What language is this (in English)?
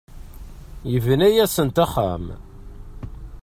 Kabyle